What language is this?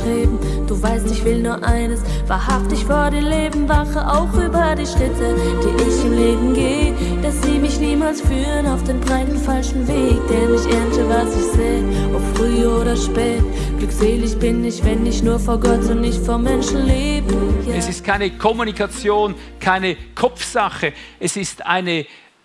German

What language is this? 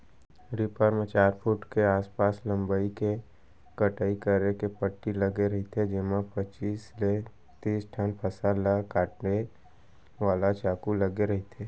Chhattisgarhi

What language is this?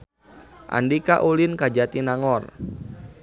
Sundanese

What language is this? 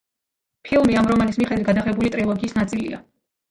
Georgian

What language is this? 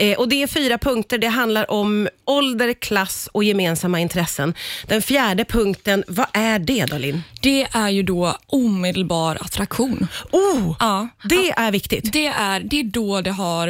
Swedish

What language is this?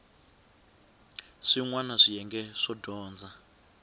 Tsonga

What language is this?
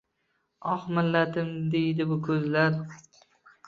Uzbek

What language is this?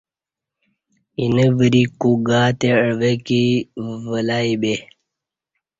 Kati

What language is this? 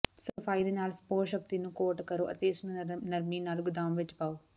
Punjabi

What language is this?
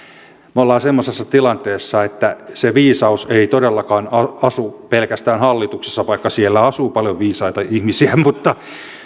Finnish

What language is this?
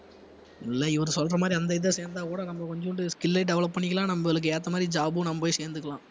Tamil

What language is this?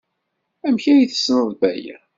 Kabyle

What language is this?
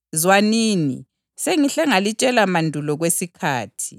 North Ndebele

